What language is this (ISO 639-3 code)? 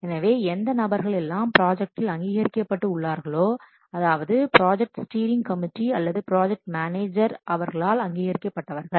tam